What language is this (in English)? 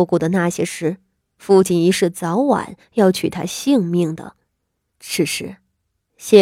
Chinese